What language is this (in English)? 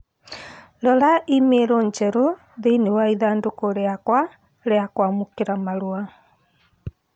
Kikuyu